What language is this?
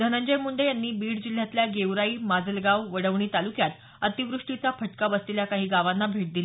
Marathi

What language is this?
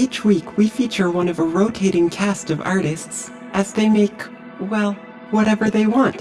English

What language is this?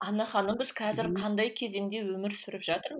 Kazakh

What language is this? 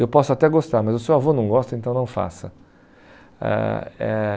Portuguese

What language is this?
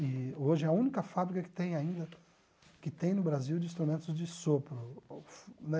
Portuguese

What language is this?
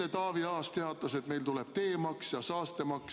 Estonian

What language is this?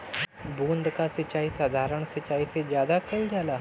Bhojpuri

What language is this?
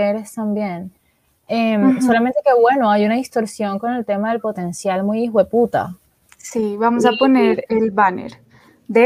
Spanish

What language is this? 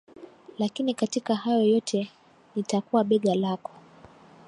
Swahili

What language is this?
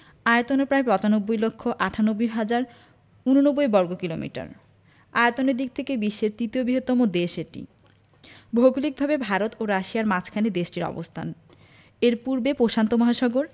Bangla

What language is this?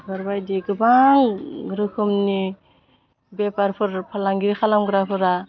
Bodo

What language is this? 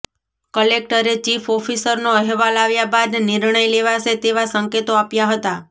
Gujarati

